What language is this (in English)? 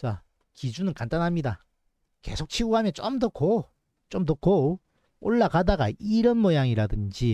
Korean